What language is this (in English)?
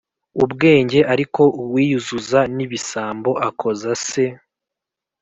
Kinyarwanda